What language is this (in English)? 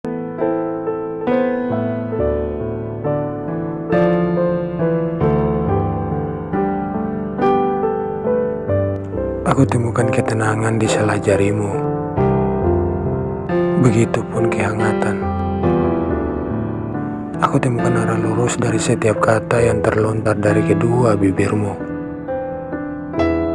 Indonesian